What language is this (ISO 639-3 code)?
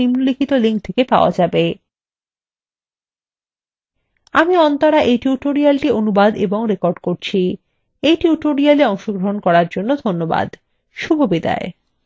ben